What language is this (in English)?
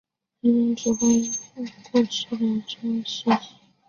Chinese